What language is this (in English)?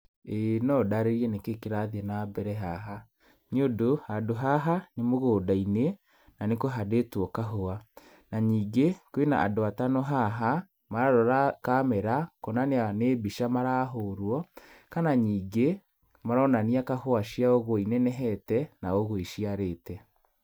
Kikuyu